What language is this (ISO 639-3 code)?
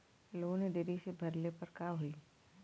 bho